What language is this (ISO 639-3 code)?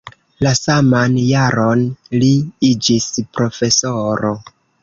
epo